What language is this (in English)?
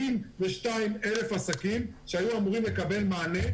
Hebrew